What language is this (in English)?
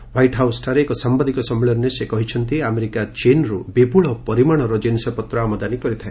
Odia